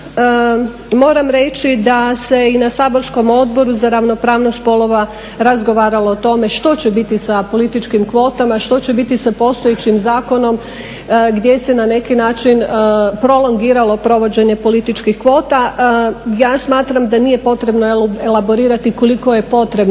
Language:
Croatian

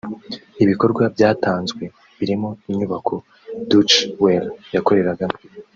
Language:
Kinyarwanda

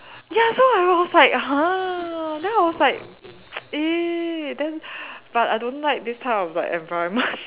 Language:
English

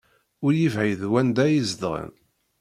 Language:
Kabyle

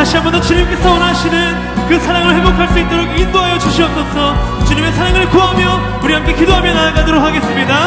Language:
Korean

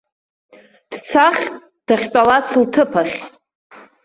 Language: Abkhazian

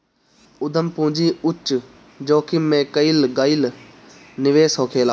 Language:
Bhojpuri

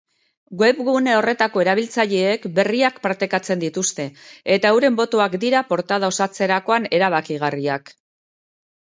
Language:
Basque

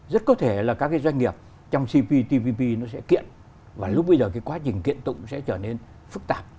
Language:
Vietnamese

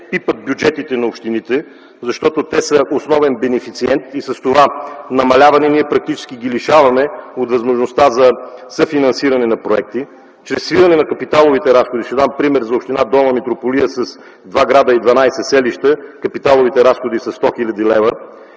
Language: Bulgarian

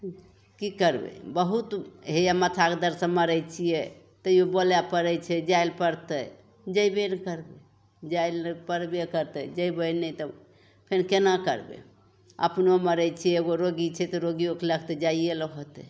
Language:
Maithili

